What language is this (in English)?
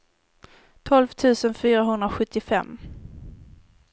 Swedish